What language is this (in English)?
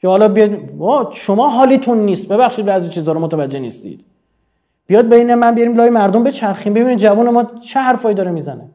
Persian